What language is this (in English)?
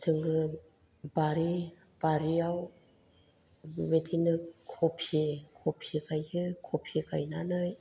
Bodo